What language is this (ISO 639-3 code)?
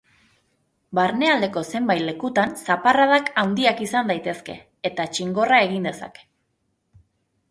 eus